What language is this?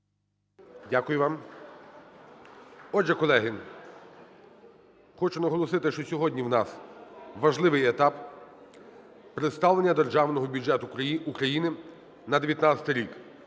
Ukrainian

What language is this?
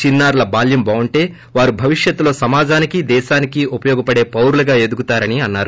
Telugu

